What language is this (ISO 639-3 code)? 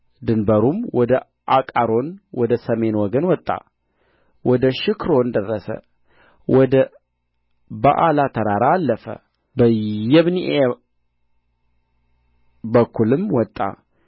amh